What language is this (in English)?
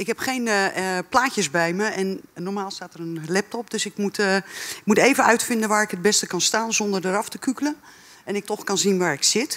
Dutch